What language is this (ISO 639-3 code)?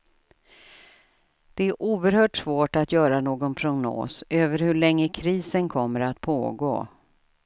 swe